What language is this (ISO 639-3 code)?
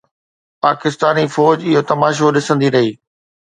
snd